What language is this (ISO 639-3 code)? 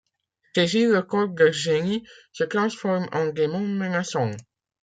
fra